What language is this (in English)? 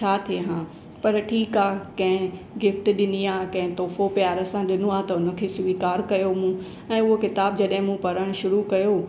Sindhi